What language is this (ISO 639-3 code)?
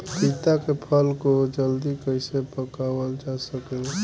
bho